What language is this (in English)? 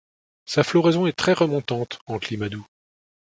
French